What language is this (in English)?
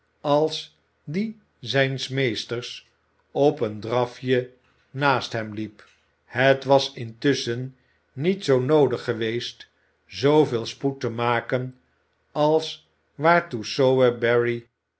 Dutch